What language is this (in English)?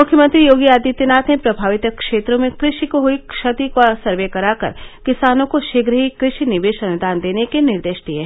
Hindi